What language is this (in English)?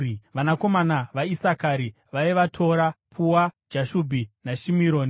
Shona